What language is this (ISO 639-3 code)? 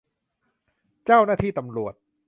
tha